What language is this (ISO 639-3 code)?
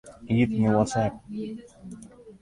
fry